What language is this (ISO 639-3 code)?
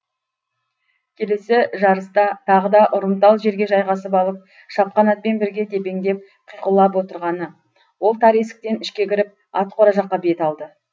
kaz